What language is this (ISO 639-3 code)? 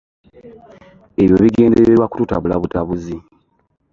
lug